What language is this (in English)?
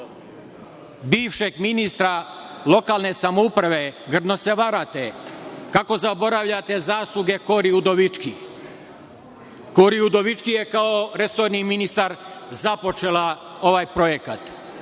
Serbian